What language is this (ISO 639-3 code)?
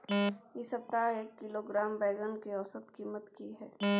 mai